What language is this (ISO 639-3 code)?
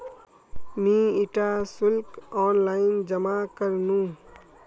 mag